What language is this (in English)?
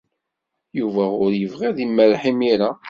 Kabyle